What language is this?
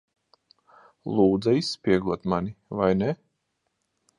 Latvian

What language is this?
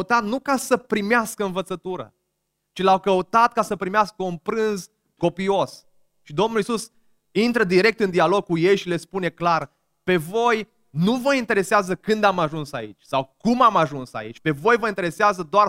Romanian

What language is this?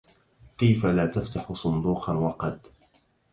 Arabic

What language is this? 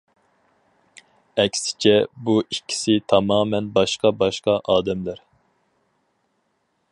Uyghur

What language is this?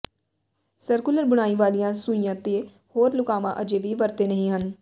Punjabi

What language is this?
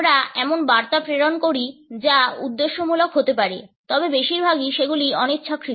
Bangla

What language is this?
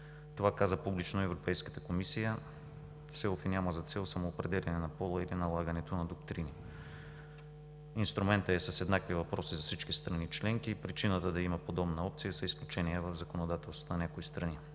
Bulgarian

